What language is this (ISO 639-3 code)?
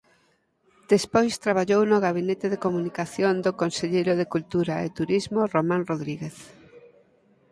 glg